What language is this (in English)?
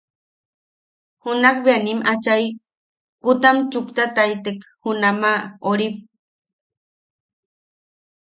Yaqui